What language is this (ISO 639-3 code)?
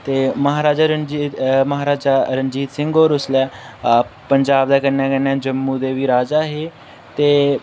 doi